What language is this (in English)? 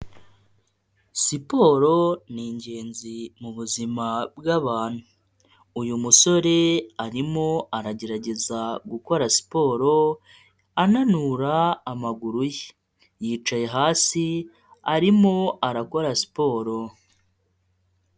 Kinyarwanda